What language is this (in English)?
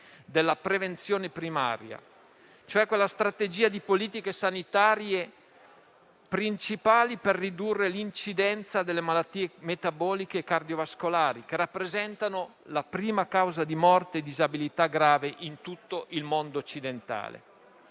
Italian